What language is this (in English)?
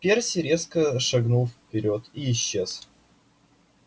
Russian